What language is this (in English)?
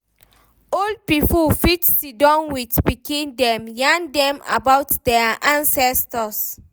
Nigerian Pidgin